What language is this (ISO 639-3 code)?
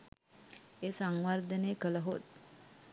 sin